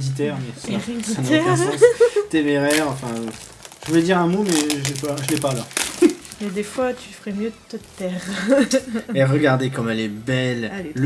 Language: French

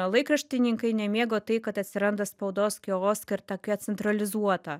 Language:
Lithuanian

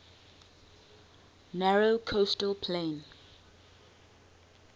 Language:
English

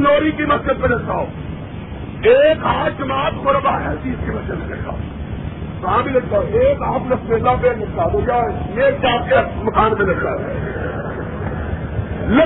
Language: Urdu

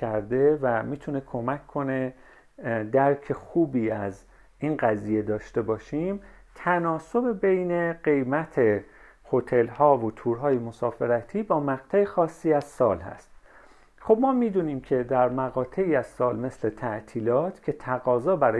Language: Persian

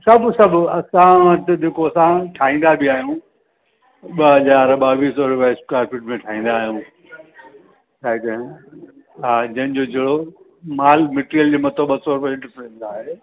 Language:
Sindhi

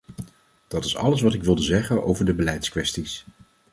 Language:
Dutch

